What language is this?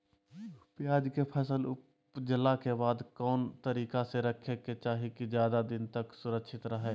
Magahi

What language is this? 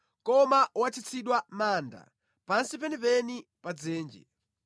Nyanja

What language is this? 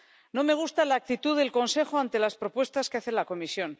Spanish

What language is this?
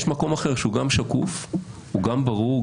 Hebrew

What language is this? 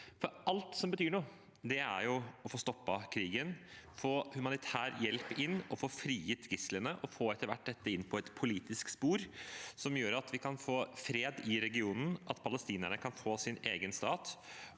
Norwegian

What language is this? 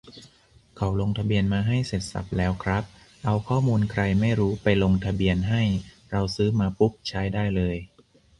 Thai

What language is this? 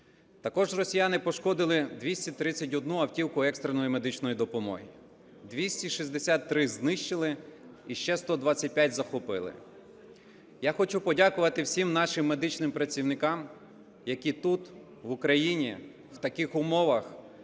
Ukrainian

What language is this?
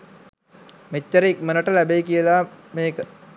Sinhala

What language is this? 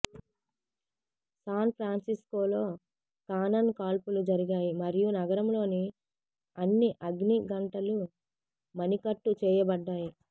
Telugu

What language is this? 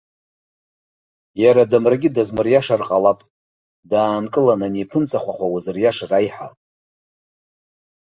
Abkhazian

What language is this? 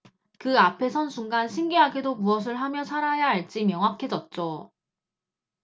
Korean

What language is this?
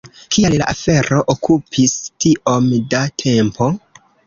Esperanto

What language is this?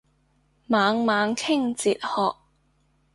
Cantonese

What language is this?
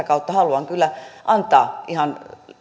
Finnish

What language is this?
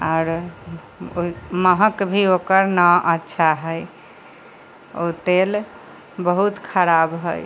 Maithili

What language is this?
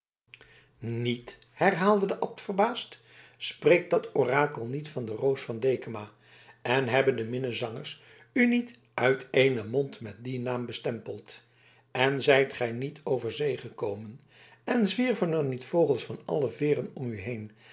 Dutch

